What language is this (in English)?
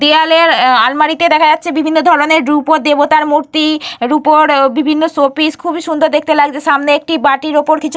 Bangla